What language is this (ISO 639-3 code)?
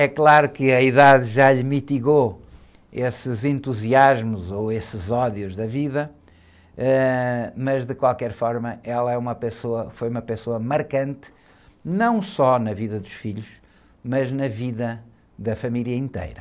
por